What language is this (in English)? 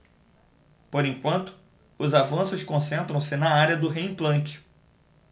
Portuguese